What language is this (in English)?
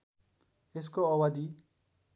Nepali